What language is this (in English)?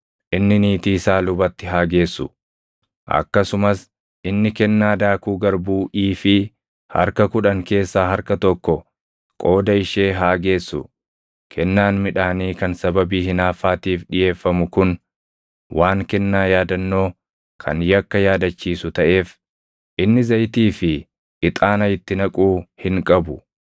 Oromo